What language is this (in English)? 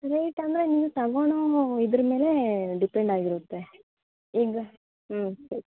Kannada